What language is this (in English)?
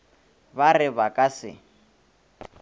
Northern Sotho